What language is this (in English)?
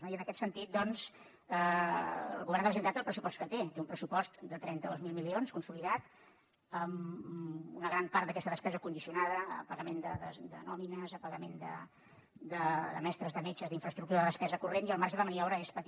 Catalan